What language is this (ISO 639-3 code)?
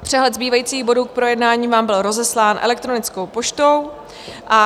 ces